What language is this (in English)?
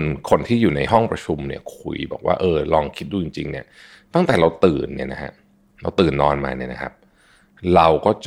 Thai